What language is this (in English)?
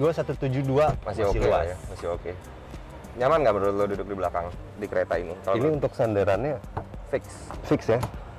Indonesian